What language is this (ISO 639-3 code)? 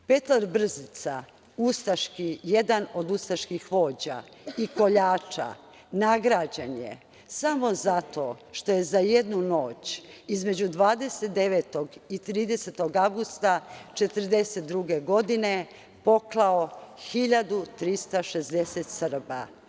srp